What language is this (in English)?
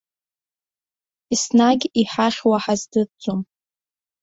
Abkhazian